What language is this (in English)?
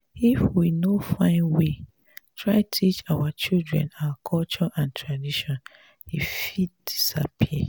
Nigerian Pidgin